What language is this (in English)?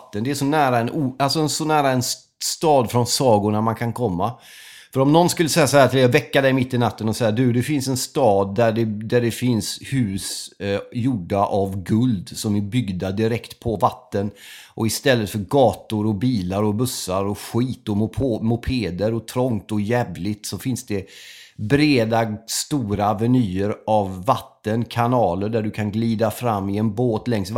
Swedish